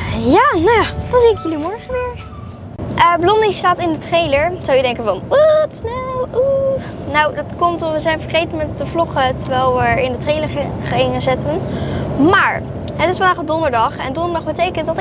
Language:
Dutch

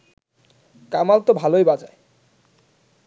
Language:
Bangla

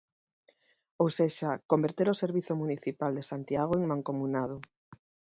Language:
Galician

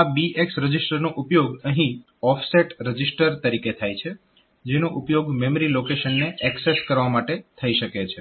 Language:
Gujarati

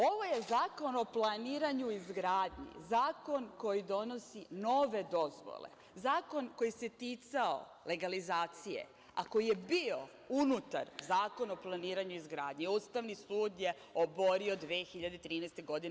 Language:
Serbian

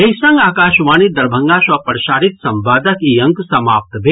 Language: Maithili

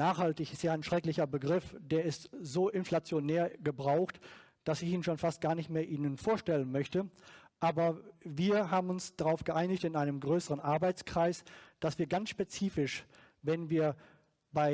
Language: German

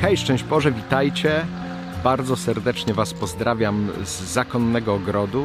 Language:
Polish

